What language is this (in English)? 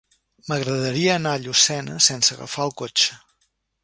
Catalan